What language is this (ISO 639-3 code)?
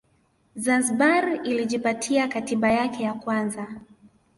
swa